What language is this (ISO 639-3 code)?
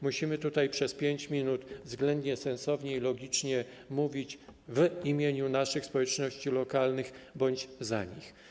pol